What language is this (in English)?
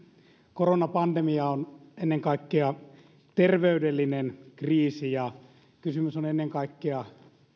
Finnish